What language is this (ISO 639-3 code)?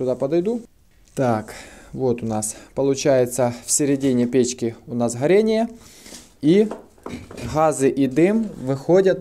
rus